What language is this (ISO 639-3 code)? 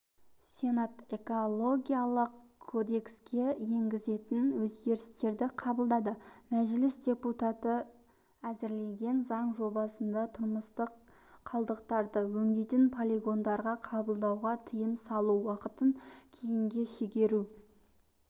kaz